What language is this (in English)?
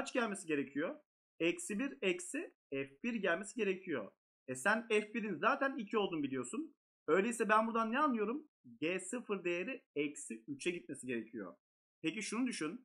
Turkish